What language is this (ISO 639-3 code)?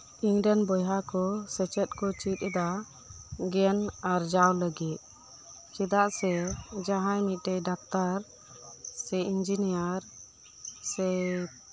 sat